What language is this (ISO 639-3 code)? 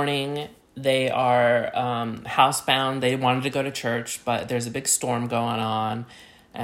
eng